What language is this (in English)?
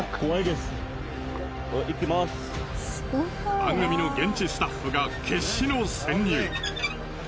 Japanese